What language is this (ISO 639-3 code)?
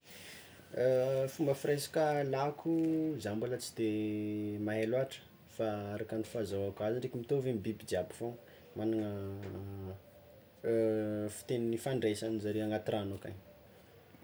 xmw